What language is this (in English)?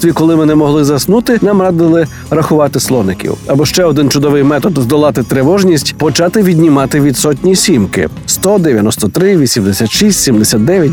Ukrainian